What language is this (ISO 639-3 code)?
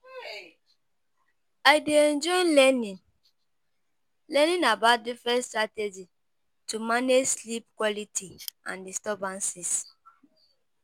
pcm